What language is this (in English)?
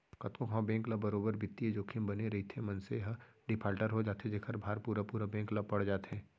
Chhattisgarhi